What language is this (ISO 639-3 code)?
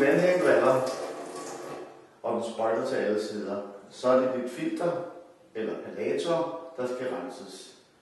dan